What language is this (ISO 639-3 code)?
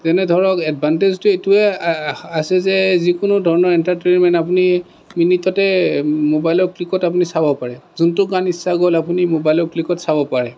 asm